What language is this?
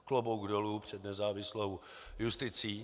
Czech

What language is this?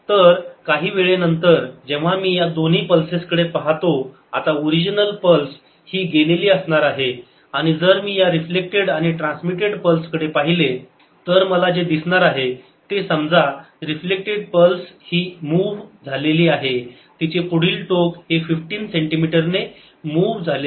Marathi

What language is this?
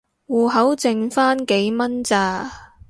Cantonese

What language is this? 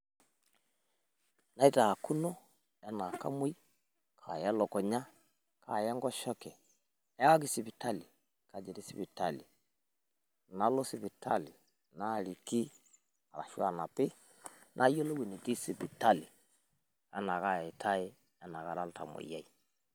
Masai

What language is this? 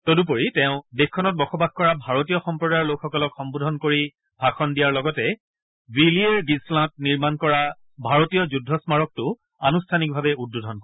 Assamese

